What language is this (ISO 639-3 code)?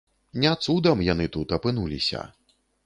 bel